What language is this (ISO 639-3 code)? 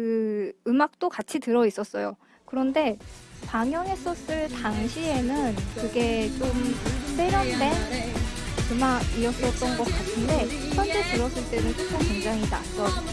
kor